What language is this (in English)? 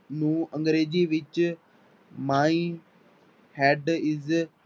Punjabi